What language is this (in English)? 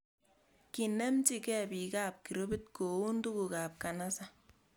Kalenjin